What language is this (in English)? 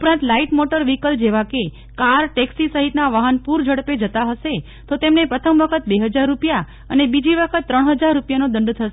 Gujarati